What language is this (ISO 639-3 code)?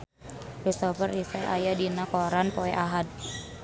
sun